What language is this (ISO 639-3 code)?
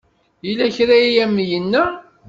kab